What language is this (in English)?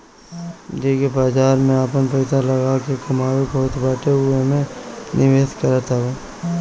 Bhojpuri